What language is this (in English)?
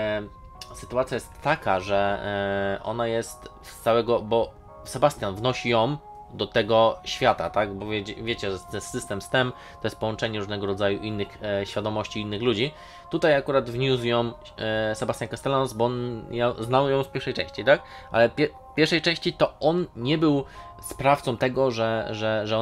Polish